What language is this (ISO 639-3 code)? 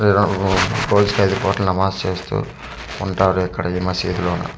tel